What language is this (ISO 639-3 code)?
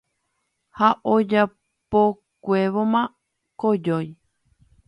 grn